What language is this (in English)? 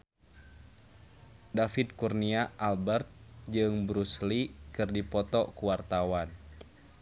Sundanese